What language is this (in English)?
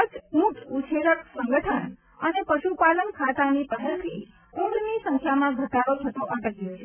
Gujarati